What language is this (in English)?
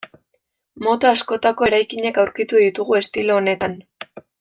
Basque